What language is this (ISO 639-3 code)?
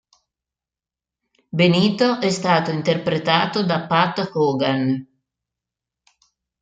ita